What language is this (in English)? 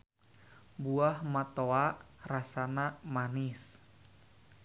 Sundanese